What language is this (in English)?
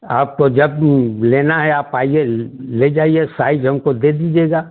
Hindi